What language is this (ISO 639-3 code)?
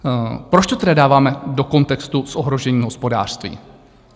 ces